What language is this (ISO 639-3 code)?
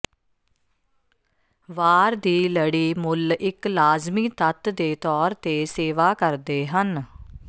pan